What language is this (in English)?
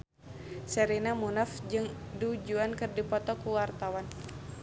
Sundanese